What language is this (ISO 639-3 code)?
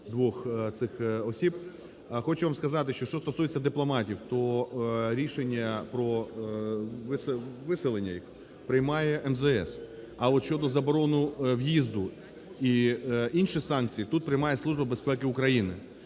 ukr